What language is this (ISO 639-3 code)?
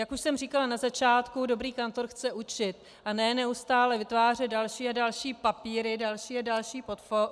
ces